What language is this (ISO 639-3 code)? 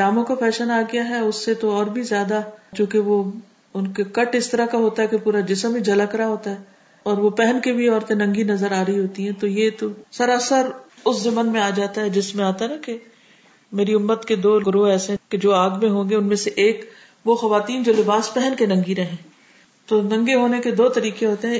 urd